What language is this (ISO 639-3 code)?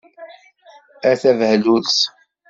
kab